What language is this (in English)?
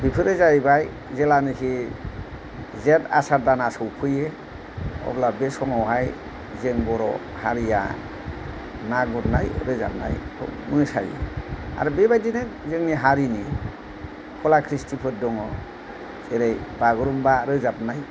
Bodo